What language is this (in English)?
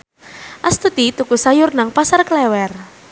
Javanese